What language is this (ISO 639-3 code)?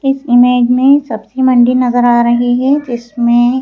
hin